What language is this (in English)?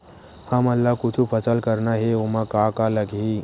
Chhattisgarhi